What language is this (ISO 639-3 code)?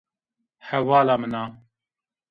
zza